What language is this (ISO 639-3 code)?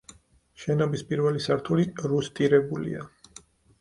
kat